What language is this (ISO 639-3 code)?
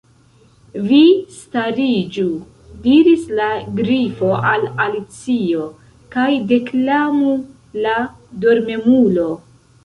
epo